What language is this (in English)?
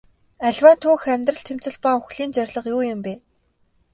Mongolian